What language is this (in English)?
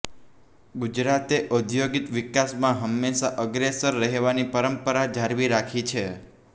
Gujarati